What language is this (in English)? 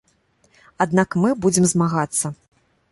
Belarusian